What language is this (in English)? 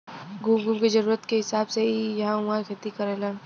Bhojpuri